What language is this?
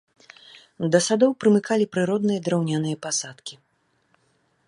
Belarusian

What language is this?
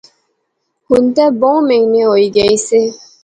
Pahari-Potwari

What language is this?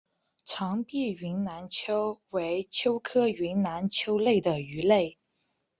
Chinese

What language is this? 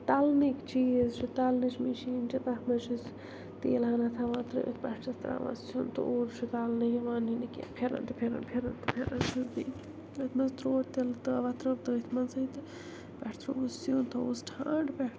Kashmiri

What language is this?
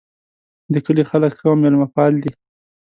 Pashto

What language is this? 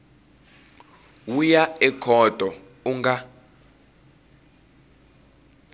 Tsonga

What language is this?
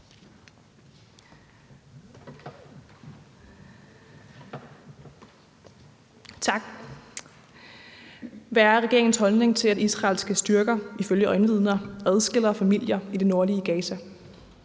Danish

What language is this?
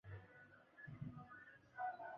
Swahili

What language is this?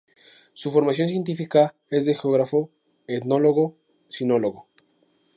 Spanish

